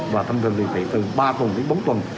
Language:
Vietnamese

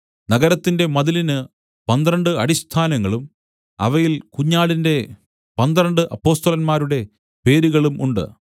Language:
Malayalam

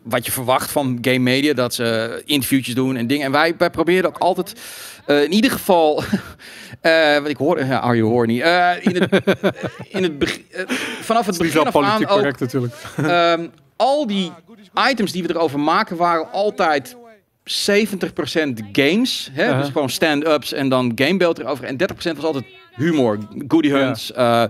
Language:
Dutch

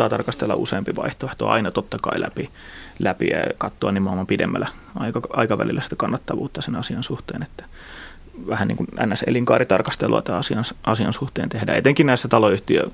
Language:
Finnish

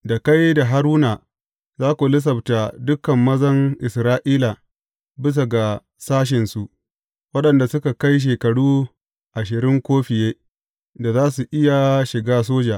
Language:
Hausa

